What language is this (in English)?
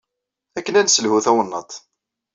Kabyle